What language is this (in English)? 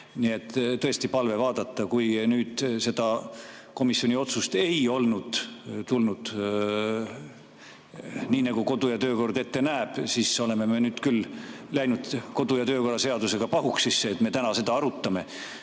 Estonian